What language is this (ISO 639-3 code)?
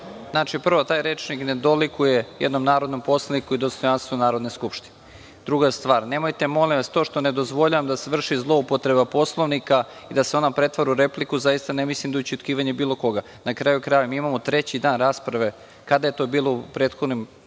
srp